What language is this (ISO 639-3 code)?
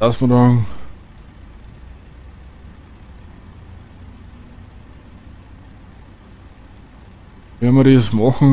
deu